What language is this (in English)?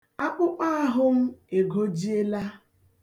Igbo